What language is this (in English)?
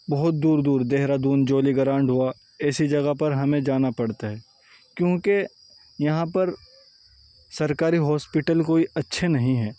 Urdu